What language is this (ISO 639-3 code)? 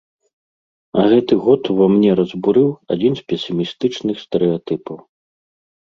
bel